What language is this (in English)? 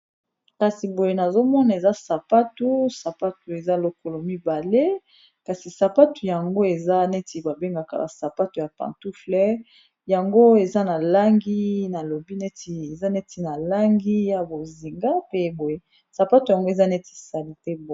Lingala